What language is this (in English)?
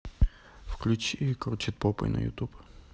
Russian